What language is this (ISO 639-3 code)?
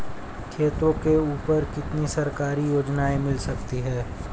hin